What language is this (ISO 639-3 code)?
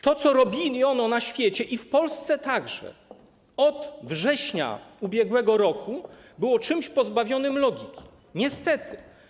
pol